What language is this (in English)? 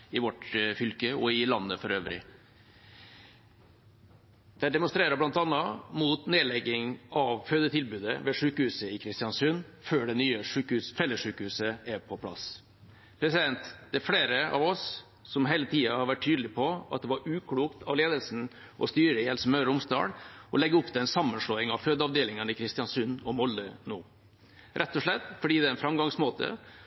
Norwegian Bokmål